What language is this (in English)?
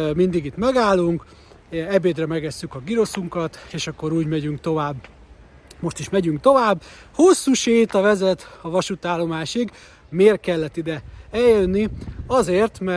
Hungarian